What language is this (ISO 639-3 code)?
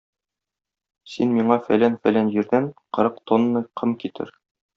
tat